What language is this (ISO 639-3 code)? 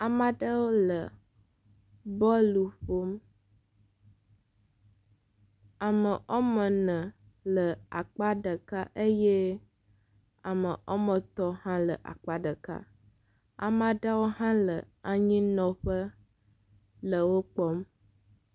ewe